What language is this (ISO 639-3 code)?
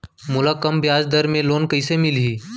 hne